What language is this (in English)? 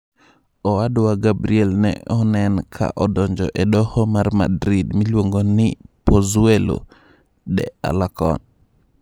Luo (Kenya and Tanzania)